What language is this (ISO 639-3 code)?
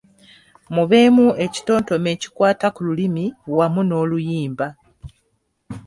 lug